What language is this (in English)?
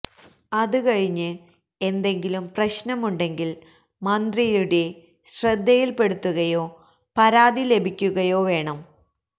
Malayalam